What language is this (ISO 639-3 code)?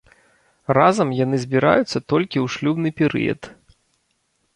bel